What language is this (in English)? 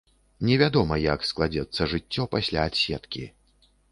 Belarusian